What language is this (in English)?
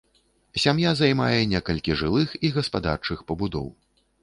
Belarusian